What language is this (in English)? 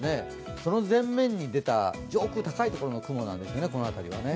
Japanese